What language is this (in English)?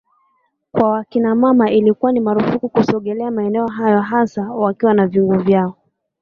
Swahili